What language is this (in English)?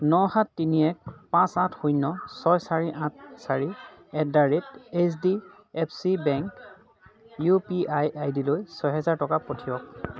Assamese